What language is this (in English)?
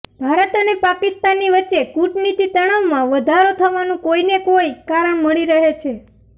Gujarati